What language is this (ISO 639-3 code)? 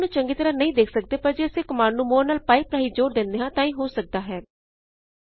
pan